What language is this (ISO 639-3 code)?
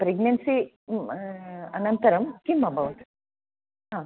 san